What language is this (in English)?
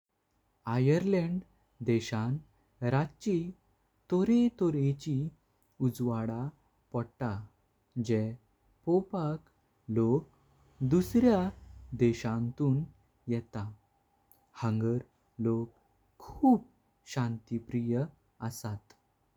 Konkani